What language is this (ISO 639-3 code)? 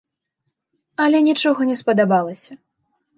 bel